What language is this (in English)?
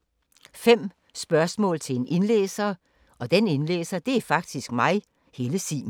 Danish